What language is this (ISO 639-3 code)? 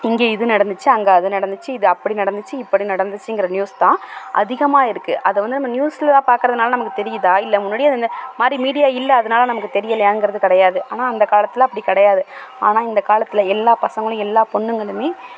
tam